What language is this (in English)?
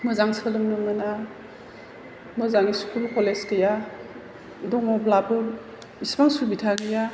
Bodo